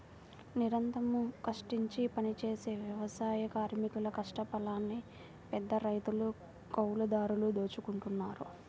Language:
Telugu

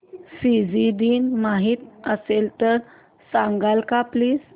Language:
Marathi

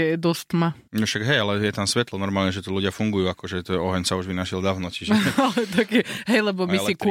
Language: Slovak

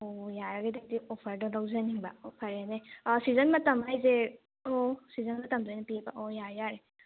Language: Manipuri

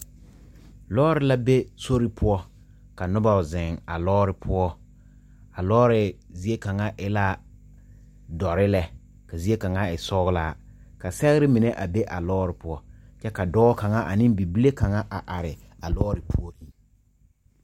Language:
Southern Dagaare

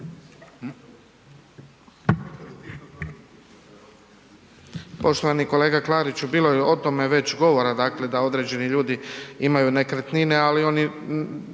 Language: Croatian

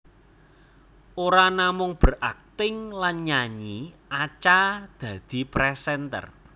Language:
Javanese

